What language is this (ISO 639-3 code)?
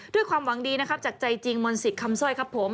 tha